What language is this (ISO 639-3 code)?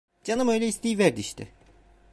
tur